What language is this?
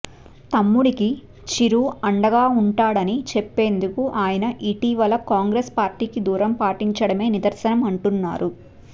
Telugu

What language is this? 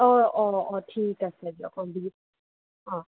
Assamese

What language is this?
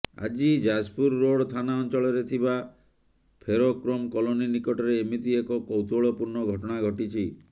Odia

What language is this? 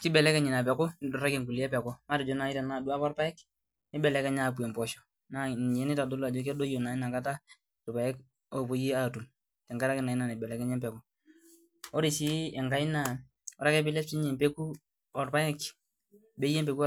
Masai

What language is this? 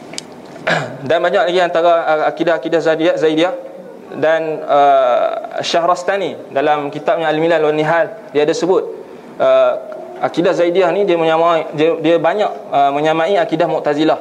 Malay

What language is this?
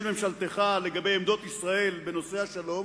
Hebrew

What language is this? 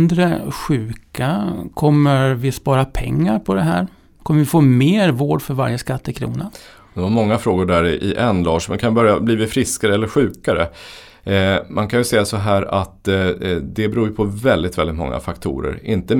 Swedish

